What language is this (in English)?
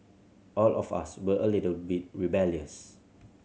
English